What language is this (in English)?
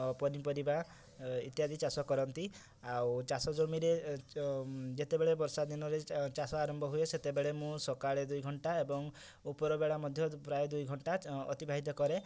Odia